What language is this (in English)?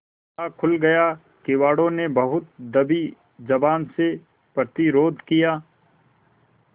Hindi